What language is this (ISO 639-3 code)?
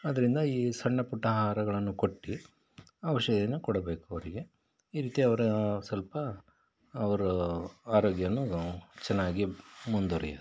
kan